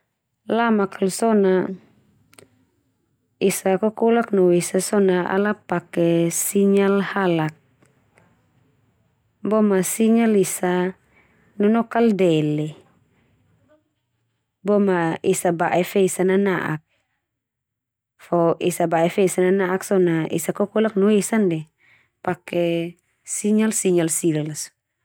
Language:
Termanu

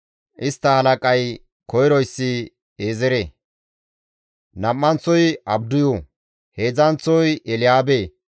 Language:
Gamo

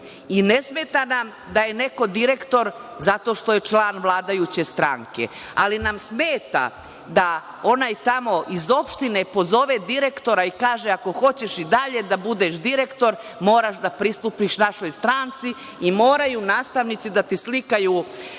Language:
Serbian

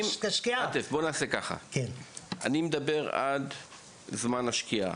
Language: Hebrew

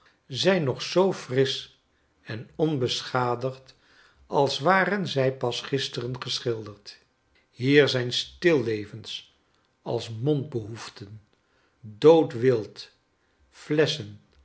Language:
Dutch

